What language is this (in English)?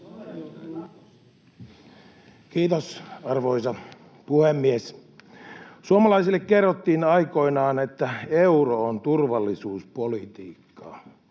Finnish